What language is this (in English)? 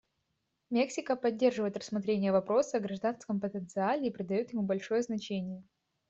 Russian